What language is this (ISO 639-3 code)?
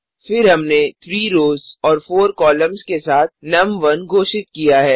hin